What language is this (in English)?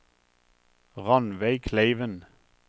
Norwegian